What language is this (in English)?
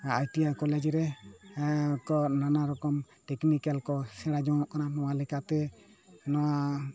Santali